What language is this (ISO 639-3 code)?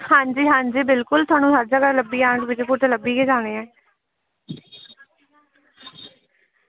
doi